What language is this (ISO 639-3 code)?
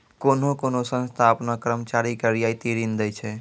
mai